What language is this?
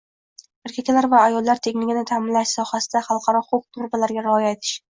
Uzbek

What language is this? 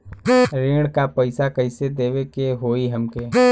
Bhojpuri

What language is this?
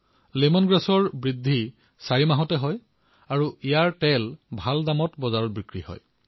Assamese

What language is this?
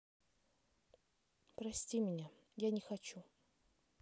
Russian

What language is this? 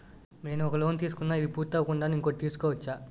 Telugu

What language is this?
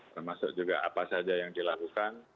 Indonesian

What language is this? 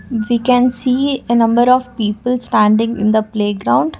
English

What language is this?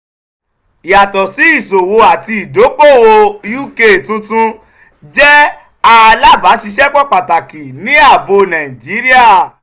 Yoruba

